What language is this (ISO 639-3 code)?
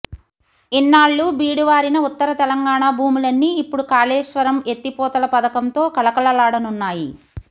tel